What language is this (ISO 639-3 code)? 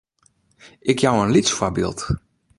fry